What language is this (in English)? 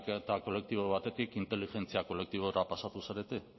Basque